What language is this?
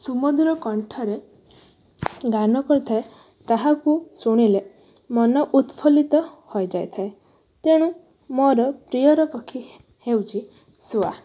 Odia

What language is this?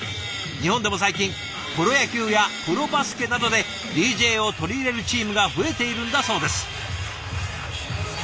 Japanese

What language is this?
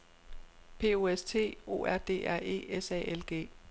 Danish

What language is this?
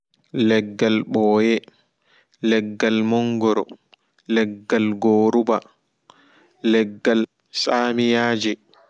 Fula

